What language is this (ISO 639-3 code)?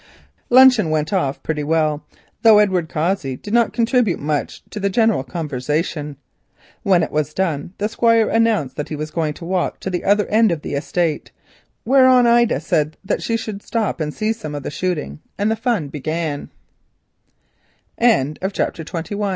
eng